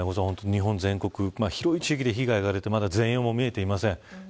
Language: Japanese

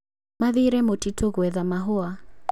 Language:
Kikuyu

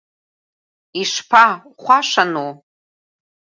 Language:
Abkhazian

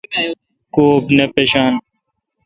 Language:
Kalkoti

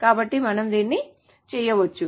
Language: Telugu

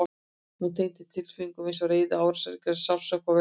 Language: Icelandic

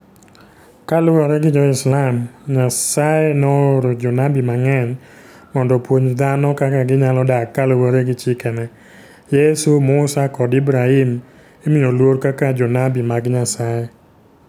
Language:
Luo (Kenya and Tanzania)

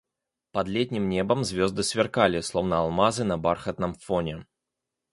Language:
Russian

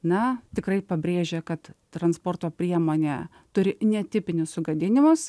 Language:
Lithuanian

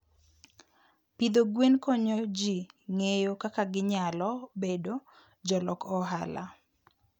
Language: Luo (Kenya and Tanzania)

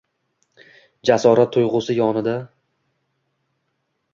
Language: Uzbek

